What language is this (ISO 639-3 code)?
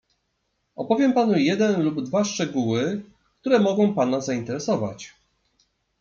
pol